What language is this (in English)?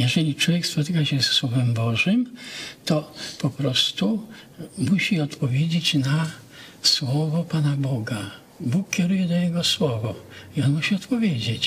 Polish